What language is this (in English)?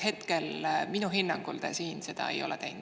Estonian